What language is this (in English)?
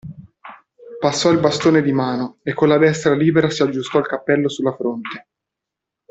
Italian